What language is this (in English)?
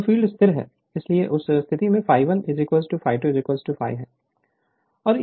Hindi